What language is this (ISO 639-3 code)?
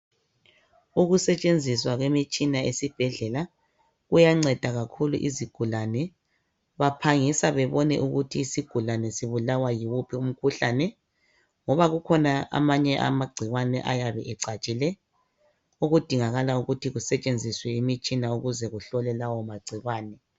nde